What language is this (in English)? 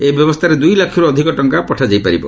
Odia